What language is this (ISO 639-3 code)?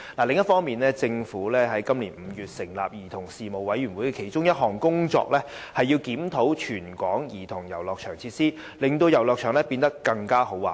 yue